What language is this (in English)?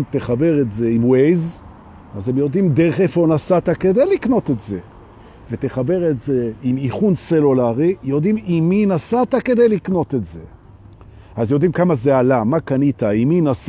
Hebrew